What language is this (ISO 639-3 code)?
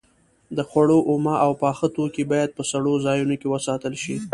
pus